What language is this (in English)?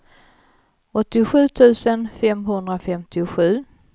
Swedish